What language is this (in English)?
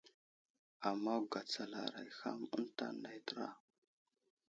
Wuzlam